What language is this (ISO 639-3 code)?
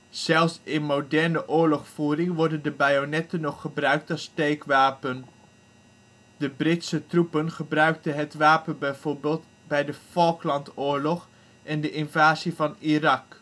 nld